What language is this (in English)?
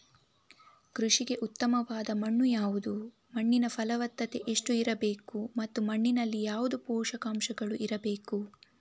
Kannada